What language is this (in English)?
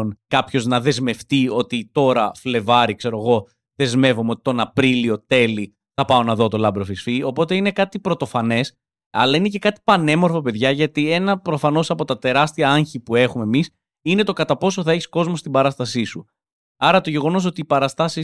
Greek